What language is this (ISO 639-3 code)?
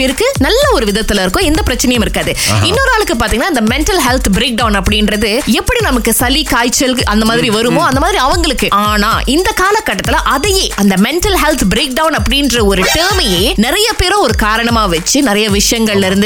tam